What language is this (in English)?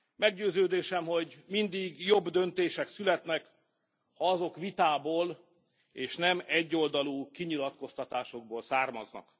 Hungarian